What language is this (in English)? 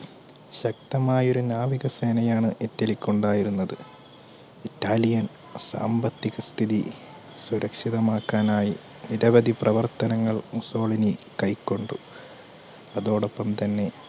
Malayalam